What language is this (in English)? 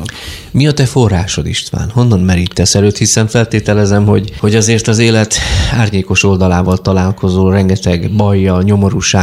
Hungarian